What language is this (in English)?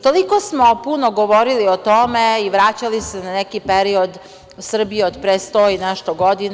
Serbian